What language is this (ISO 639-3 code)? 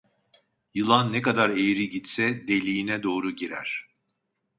tur